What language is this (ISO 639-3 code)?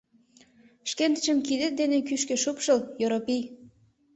chm